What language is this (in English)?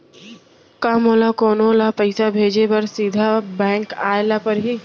Chhattisgarhi